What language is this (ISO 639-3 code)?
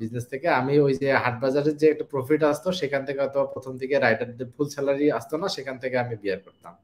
ben